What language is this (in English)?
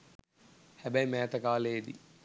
Sinhala